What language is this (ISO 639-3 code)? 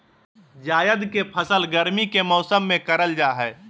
mag